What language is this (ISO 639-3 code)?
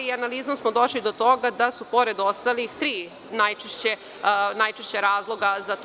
srp